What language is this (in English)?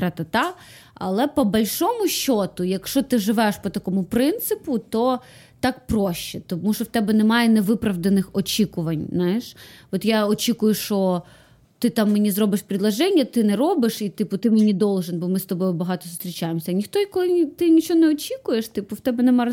Ukrainian